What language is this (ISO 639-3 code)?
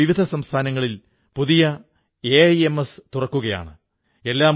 mal